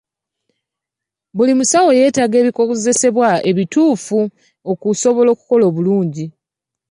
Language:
Ganda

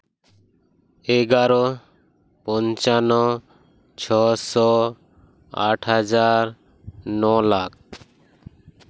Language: Santali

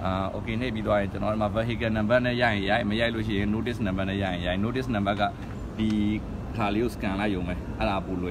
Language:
Thai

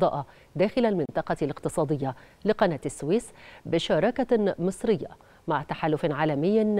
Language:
Arabic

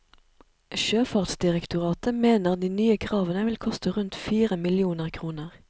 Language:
Norwegian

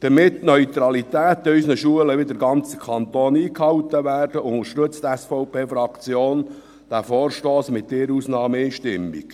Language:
Swiss German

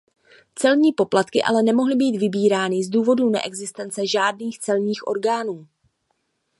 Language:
Czech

